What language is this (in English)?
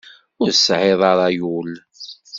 Kabyle